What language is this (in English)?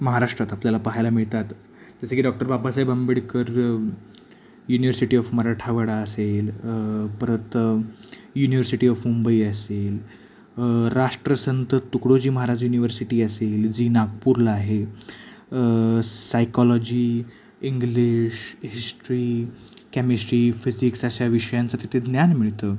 Marathi